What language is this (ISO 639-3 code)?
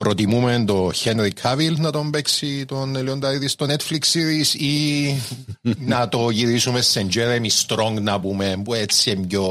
ell